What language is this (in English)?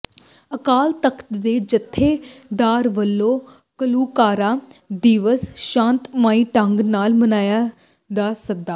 Punjabi